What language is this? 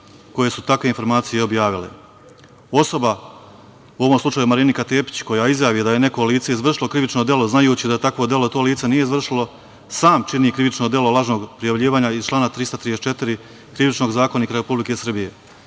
Serbian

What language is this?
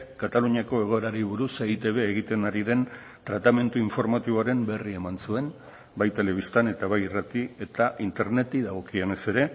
Basque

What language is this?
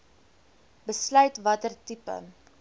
Afrikaans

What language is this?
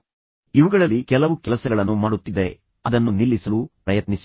Kannada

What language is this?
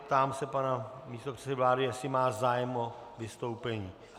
Czech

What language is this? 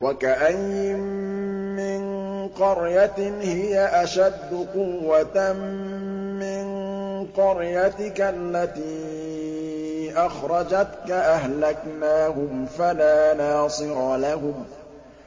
Arabic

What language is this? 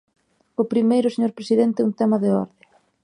Galician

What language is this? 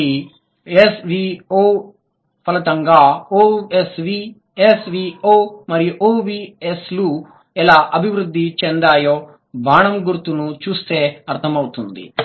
Telugu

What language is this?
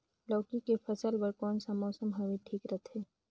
Chhattisgarhi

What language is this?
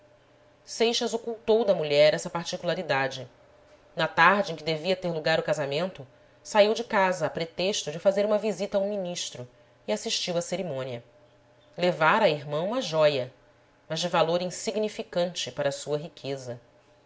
Portuguese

